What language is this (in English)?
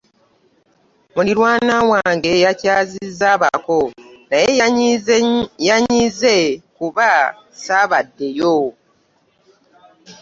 Ganda